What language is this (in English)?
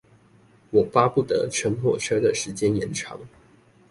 Chinese